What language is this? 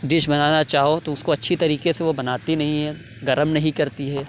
Urdu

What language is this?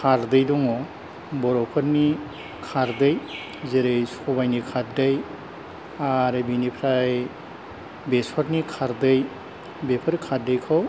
Bodo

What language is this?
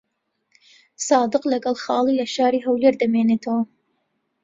Central Kurdish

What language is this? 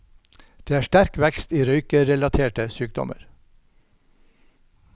Norwegian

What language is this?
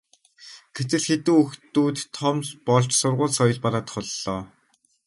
Mongolian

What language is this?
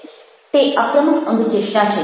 Gujarati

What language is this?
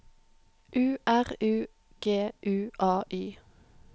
Norwegian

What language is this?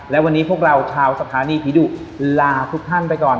Thai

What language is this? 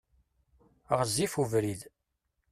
Kabyle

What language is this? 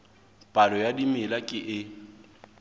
Southern Sotho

